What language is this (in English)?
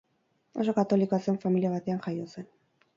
Basque